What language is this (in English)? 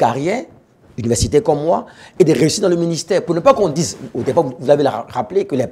French